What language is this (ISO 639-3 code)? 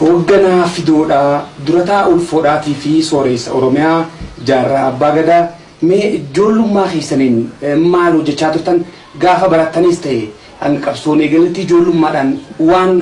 orm